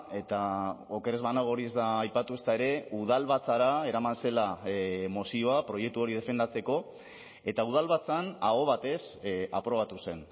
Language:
Basque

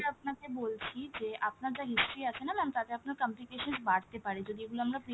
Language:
Bangla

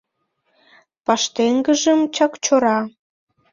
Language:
Mari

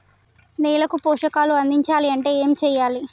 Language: Telugu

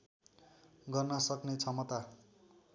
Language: Nepali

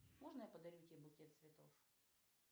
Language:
Russian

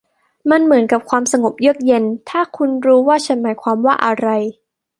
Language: Thai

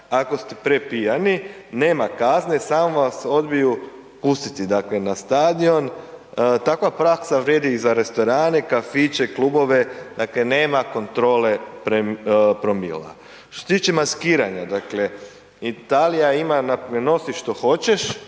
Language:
Croatian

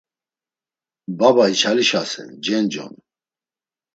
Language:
Laz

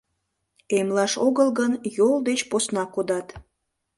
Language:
Mari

